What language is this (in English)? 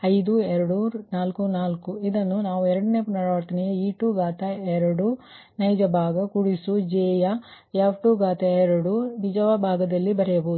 Kannada